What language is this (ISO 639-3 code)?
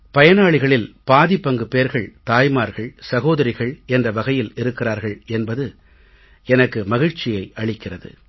tam